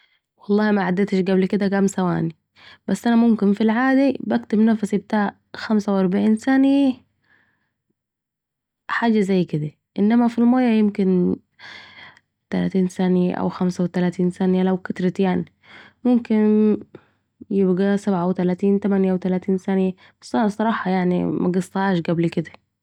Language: Saidi Arabic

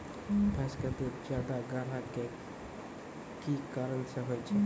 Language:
Maithili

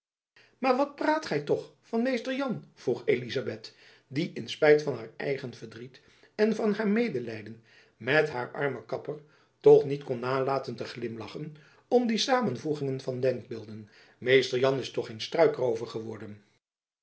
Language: Dutch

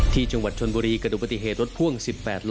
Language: Thai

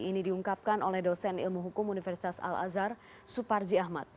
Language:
Indonesian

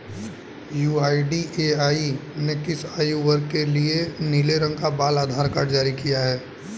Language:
Hindi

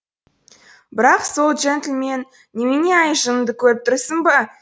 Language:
Kazakh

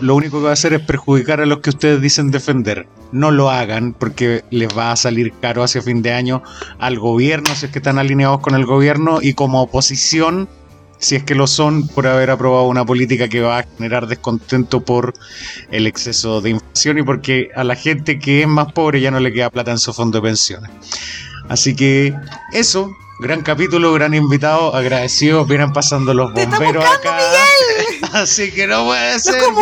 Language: Spanish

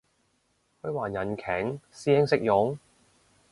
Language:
Cantonese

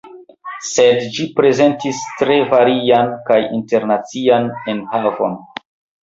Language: Esperanto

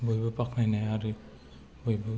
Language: Bodo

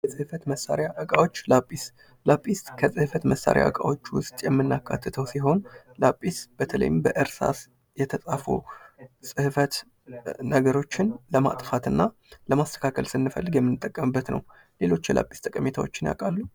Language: Amharic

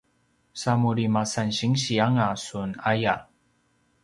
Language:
Paiwan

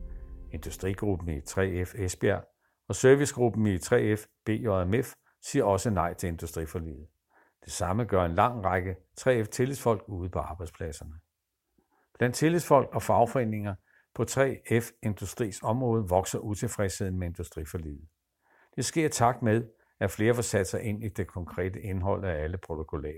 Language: Danish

